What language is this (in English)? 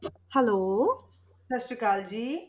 Punjabi